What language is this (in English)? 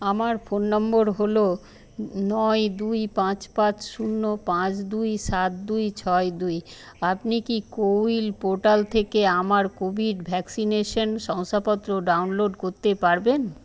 Bangla